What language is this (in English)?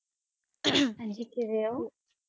Punjabi